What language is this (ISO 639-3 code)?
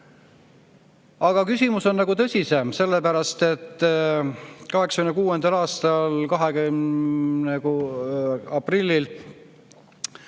est